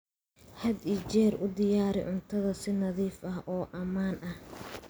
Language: Somali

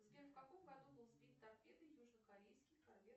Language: Russian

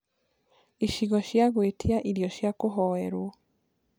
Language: Kikuyu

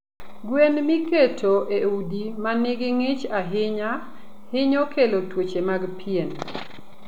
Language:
Luo (Kenya and Tanzania)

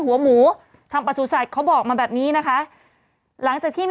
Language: Thai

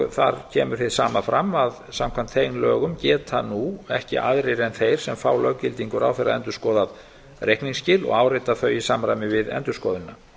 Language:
Icelandic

